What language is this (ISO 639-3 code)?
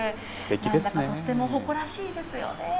jpn